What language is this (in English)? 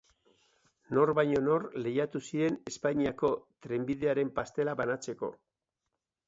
Basque